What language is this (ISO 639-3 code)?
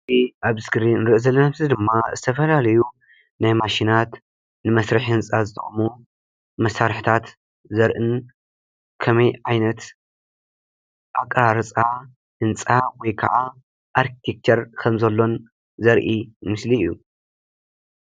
tir